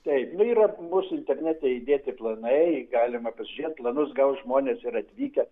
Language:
Lithuanian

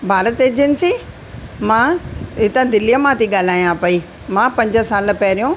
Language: Sindhi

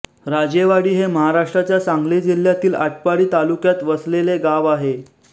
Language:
Marathi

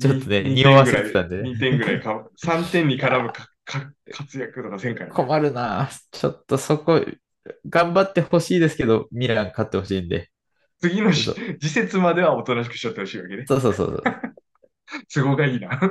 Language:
Japanese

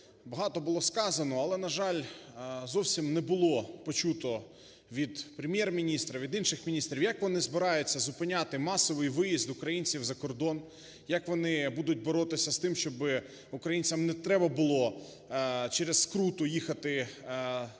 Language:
Ukrainian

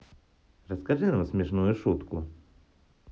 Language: Russian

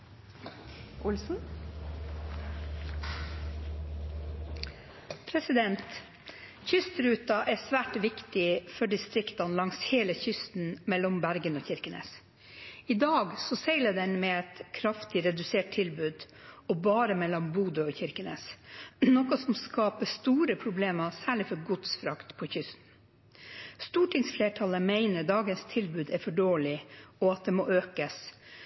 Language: Norwegian Bokmål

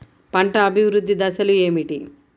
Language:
Telugu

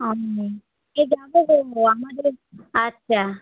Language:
Bangla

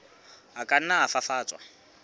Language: Southern Sotho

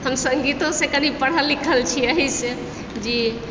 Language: Maithili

